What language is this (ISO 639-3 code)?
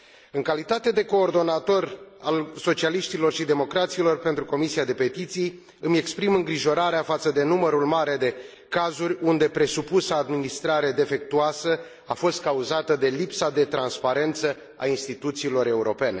ron